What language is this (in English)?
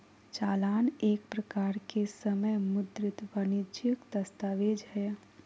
Magahi